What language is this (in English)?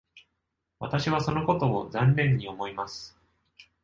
Japanese